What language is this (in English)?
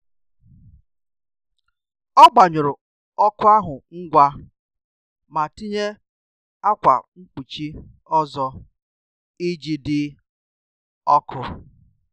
Igbo